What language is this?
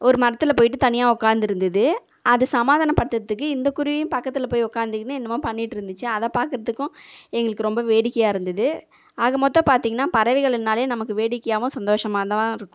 Tamil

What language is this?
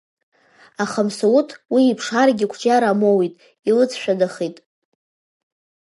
Abkhazian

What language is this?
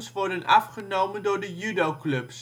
Dutch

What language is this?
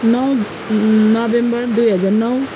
Nepali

